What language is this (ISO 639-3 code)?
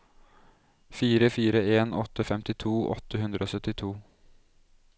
nor